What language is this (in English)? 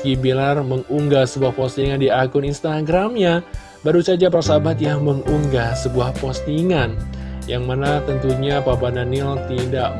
Indonesian